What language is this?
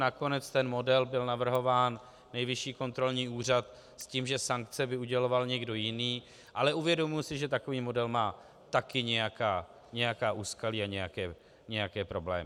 Czech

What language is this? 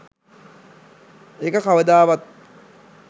Sinhala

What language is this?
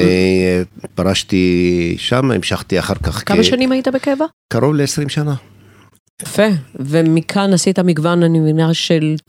Hebrew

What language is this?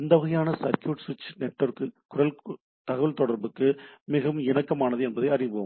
Tamil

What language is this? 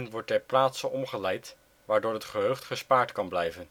Dutch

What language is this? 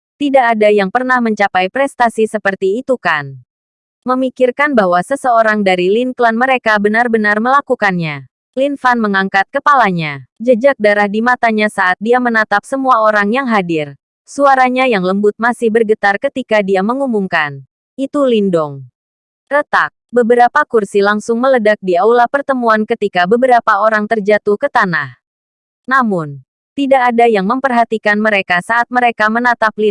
Indonesian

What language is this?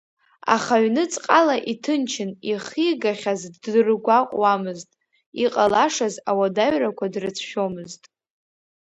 Abkhazian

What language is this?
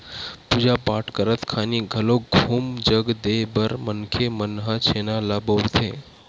Chhattisgarhi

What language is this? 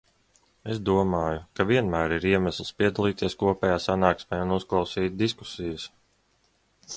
Latvian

